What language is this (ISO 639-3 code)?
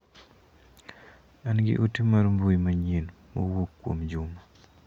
luo